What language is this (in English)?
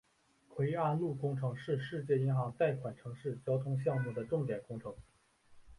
Chinese